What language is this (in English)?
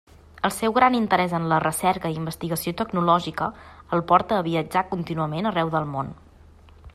Catalan